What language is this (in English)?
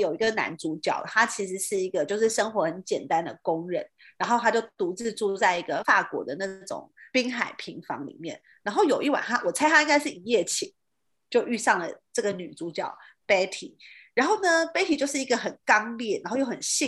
Chinese